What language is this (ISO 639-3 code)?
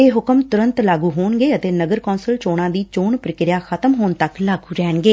pan